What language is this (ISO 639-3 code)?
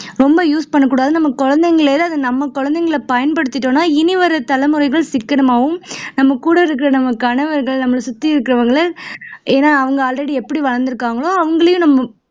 tam